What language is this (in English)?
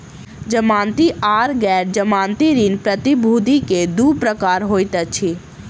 Maithili